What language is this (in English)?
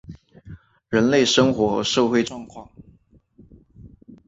Chinese